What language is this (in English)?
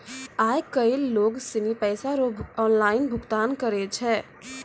Maithili